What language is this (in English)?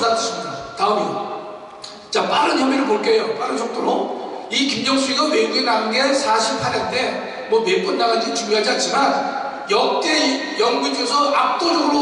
Korean